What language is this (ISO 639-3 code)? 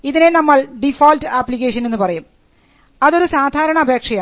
mal